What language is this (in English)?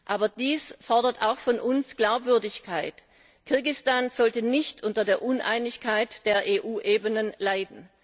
German